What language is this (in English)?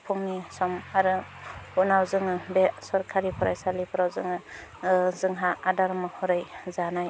Bodo